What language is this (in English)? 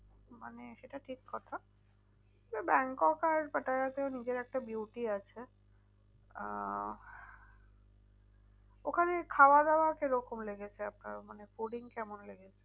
Bangla